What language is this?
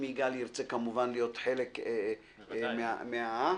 Hebrew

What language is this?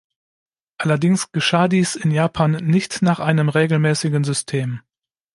German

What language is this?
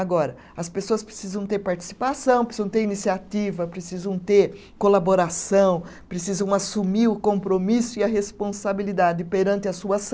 Portuguese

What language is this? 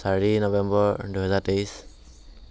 Assamese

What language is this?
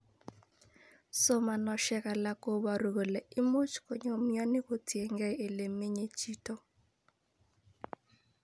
Kalenjin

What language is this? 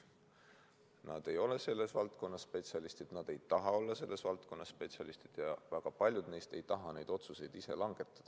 Estonian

